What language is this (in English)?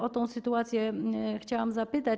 Polish